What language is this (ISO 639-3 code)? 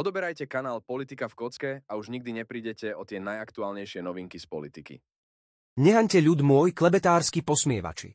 slk